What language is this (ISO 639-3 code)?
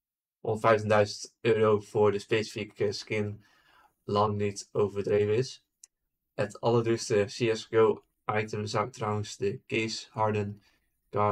nld